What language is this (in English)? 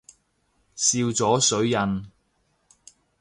Cantonese